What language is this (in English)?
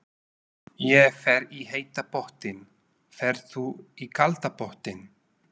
Icelandic